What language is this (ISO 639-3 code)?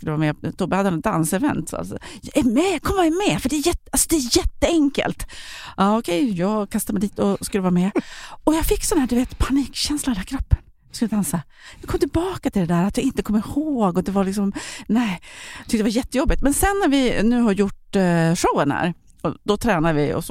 swe